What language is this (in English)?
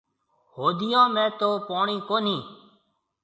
Marwari (Pakistan)